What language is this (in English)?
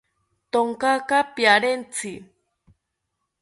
South Ucayali Ashéninka